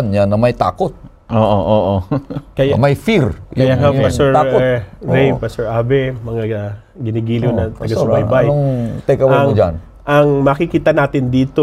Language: Filipino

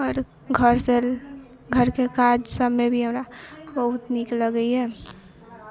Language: Maithili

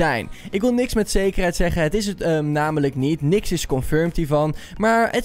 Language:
Dutch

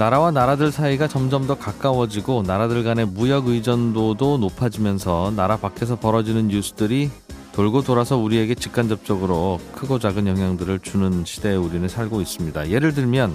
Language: Korean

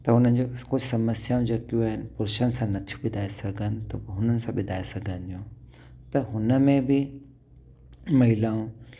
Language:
Sindhi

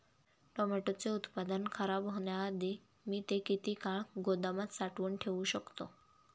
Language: Marathi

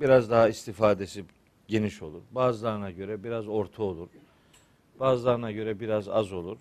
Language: Turkish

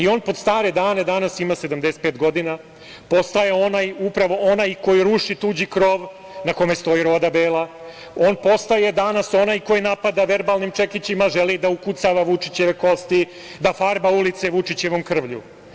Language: Serbian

